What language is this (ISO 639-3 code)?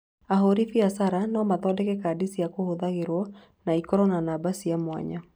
kik